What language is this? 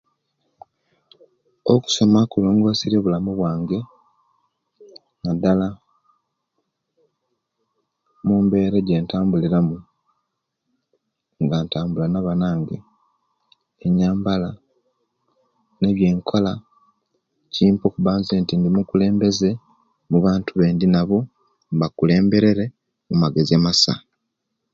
Kenyi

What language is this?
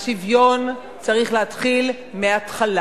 Hebrew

